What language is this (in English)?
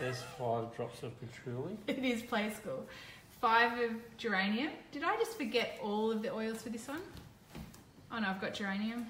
English